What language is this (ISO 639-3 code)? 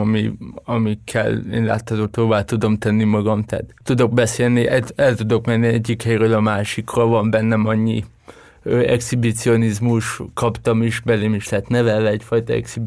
hun